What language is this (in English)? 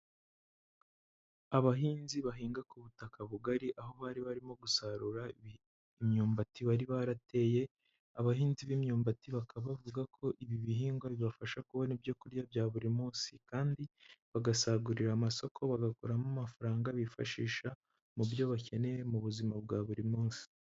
Kinyarwanda